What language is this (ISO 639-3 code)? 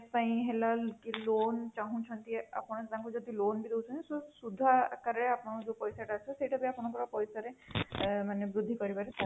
ori